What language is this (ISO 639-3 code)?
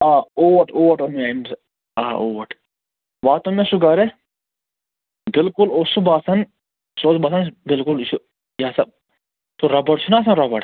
kas